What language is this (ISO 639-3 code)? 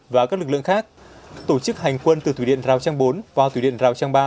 vie